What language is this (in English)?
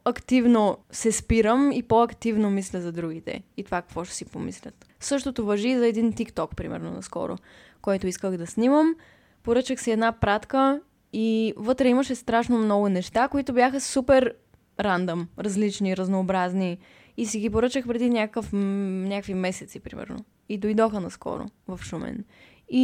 Bulgarian